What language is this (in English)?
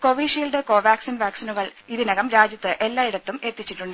Malayalam